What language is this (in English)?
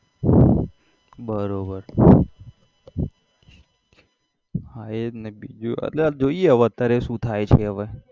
Gujarati